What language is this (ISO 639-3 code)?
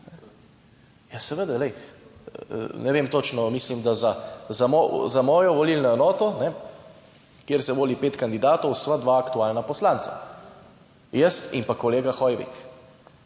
slv